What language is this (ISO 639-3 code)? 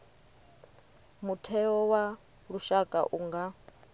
ven